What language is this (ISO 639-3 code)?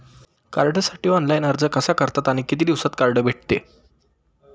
mar